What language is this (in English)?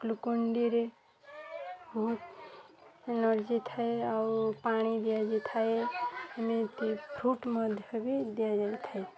Odia